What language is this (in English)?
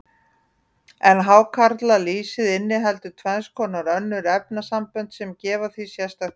Icelandic